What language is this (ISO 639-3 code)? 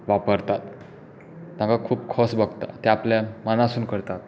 kok